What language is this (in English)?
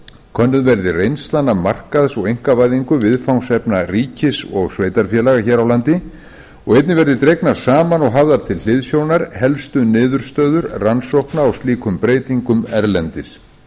Icelandic